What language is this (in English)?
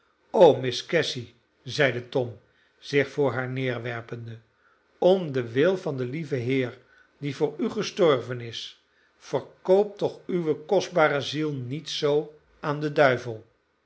Dutch